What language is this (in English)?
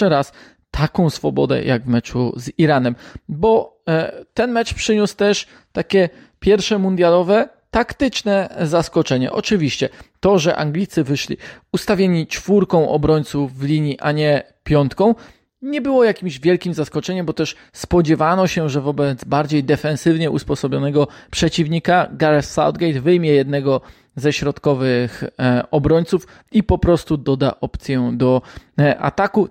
Polish